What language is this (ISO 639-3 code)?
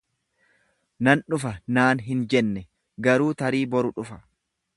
orm